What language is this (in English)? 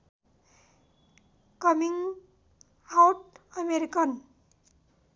Nepali